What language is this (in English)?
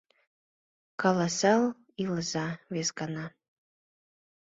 Mari